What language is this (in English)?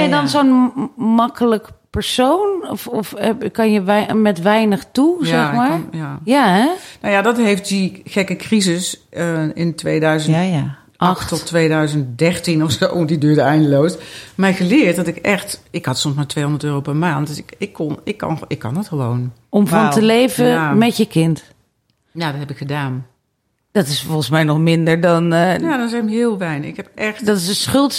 Dutch